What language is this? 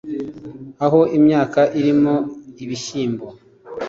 Kinyarwanda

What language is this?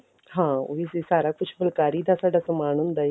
Punjabi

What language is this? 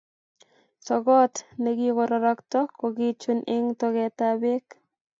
Kalenjin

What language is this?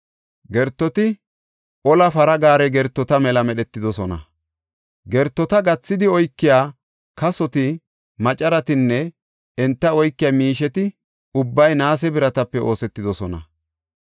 Gofa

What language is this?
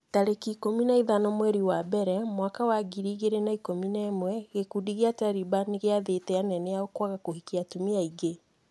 Kikuyu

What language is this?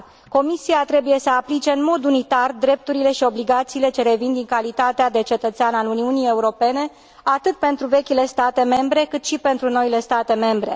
Romanian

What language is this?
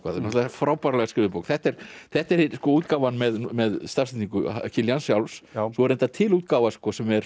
Icelandic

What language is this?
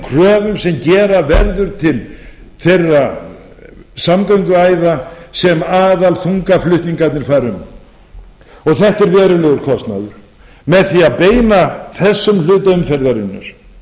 Icelandic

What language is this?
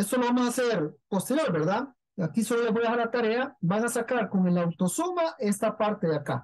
Spanish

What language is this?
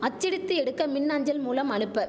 Tamil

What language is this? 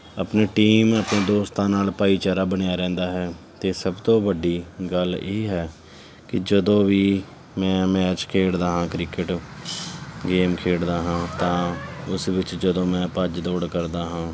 Punjabi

